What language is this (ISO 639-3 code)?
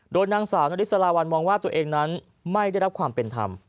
tha